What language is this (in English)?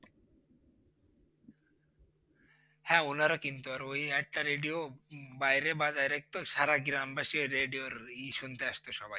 Bangla